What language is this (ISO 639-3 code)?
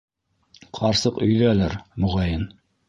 bak